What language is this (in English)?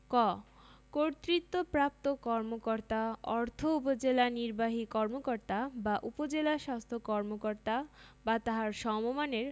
Bangla